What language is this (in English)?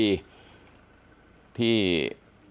Thai